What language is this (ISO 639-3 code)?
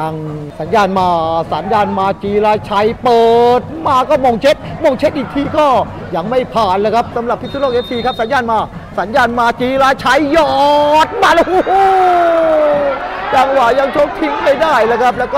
tha